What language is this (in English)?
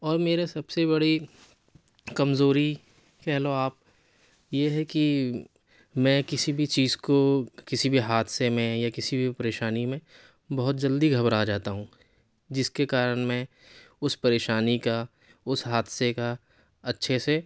Urdu